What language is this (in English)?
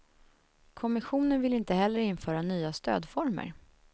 Swedish